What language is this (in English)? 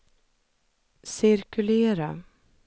Swedish